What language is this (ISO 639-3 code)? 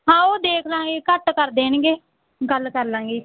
pan